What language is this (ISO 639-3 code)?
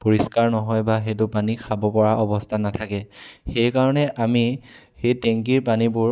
asm